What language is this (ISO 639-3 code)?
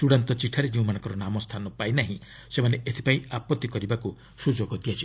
ori